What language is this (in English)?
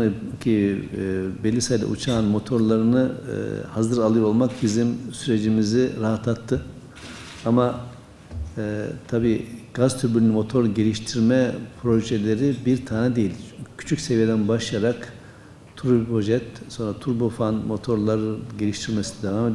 Turkish